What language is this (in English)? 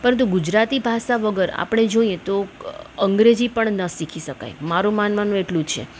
Gujarati